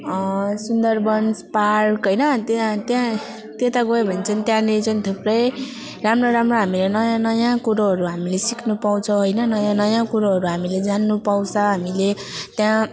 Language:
Nepali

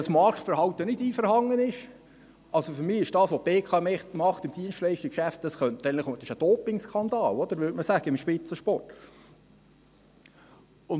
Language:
Swiss German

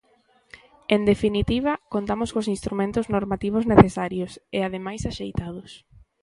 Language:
Galician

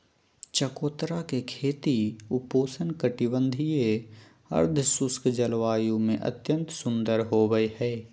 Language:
Magahi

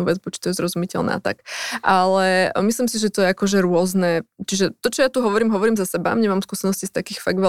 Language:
Slovak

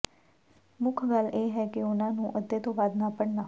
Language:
Punjabi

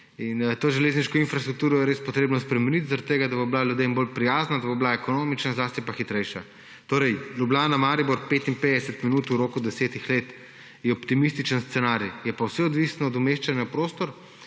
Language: Slovenian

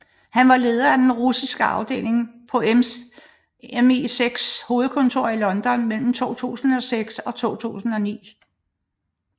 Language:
Danish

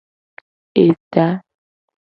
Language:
Gen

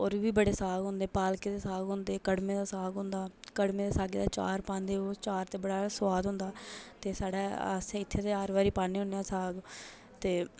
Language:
Dogri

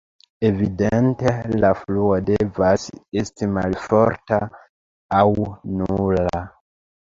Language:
Esperanto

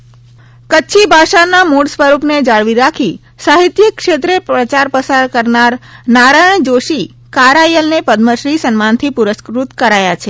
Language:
Gujarati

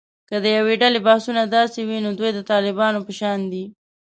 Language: Pashto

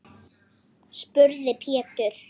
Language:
Icelandic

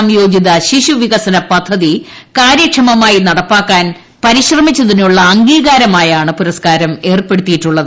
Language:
Malayalam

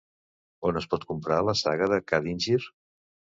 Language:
Catalan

